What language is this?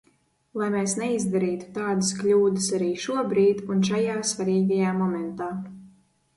Latvian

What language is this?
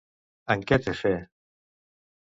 Catalan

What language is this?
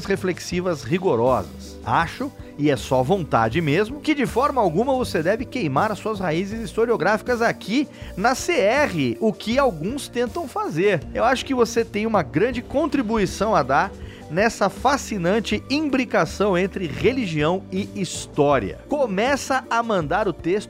Portuguese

